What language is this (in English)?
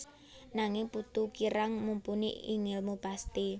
Javanese